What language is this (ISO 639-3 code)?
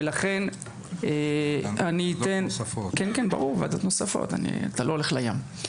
heb